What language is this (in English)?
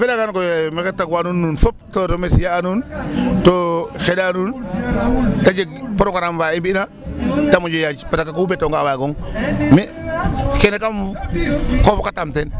Serer